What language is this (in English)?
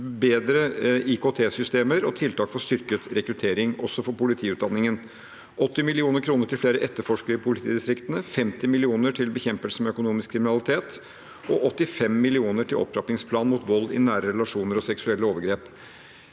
Norwegian